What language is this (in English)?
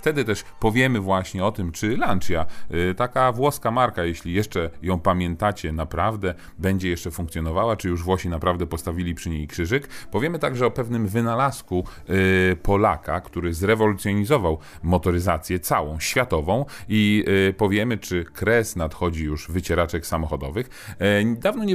Polish